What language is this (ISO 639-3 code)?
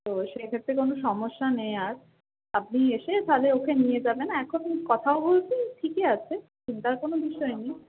ben